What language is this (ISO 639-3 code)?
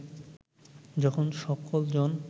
ben